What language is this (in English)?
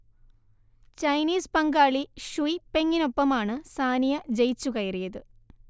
Malayalam